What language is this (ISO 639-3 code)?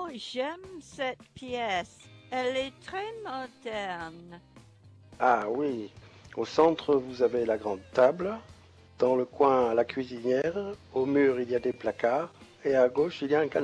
fra